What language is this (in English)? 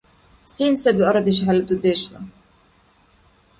Dargwa